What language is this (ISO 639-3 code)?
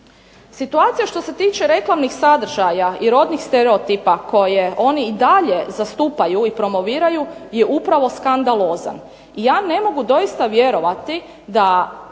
hrv